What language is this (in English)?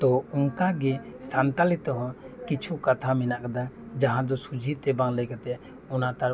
Santali